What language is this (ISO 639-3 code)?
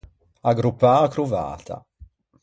lij